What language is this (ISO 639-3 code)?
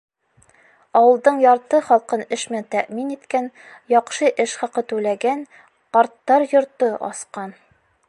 bak